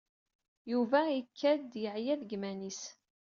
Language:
Kabyle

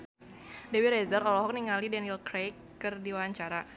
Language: Sundanese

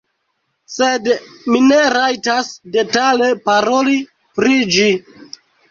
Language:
Esperanto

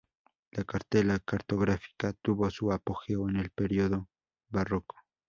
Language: Spanish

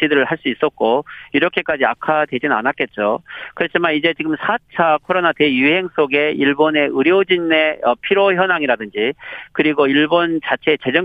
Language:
Korean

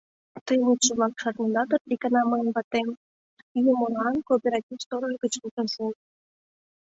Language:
Mari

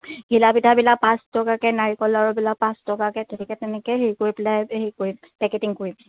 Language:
Assamese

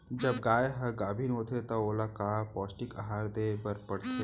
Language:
Chhattisgarhi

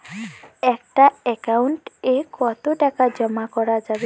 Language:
Bangla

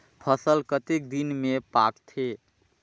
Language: Chhattisgarhi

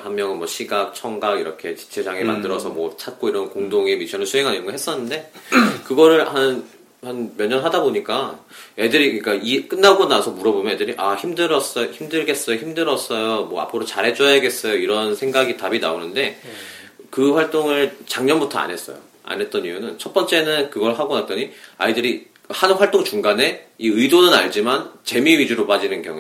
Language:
Korean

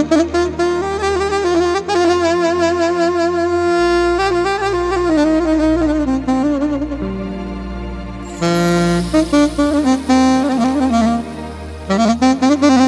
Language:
Romanian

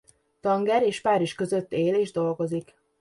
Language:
Hungarian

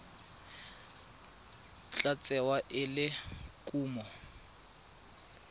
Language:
Tswana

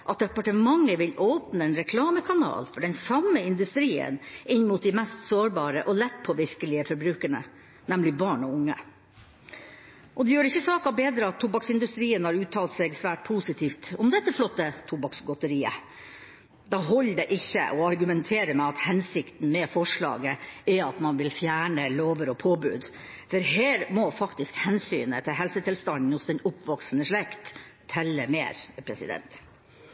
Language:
Norwegian Bokmål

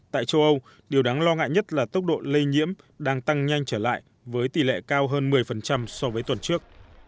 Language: Vietnamese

